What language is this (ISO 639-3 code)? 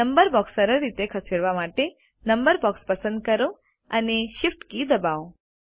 guj